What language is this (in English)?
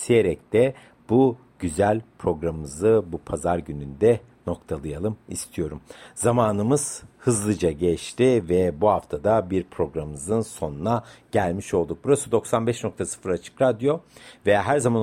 Turkish